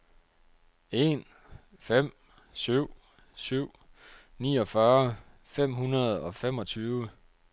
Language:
Danish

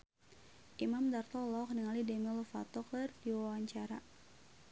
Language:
Sundanese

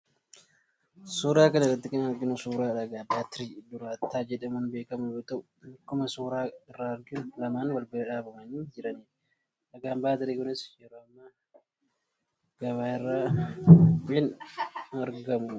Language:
Oromo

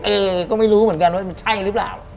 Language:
Thai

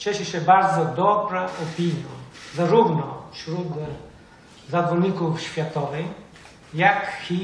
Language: Bulgarian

